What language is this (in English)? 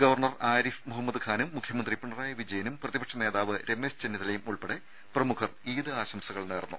Malayalam